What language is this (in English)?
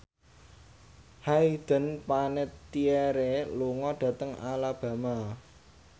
Javanese